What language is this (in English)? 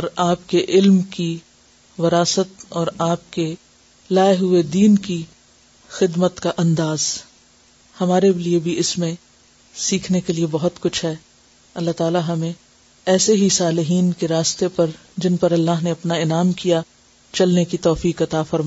Urdu